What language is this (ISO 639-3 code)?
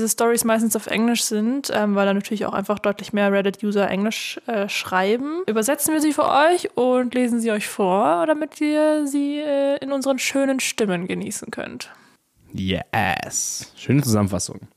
deu